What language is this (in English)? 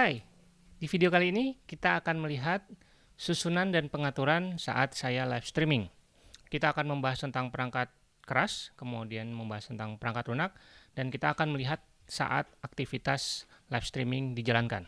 Indonesian